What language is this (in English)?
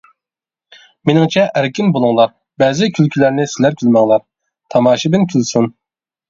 Uyghur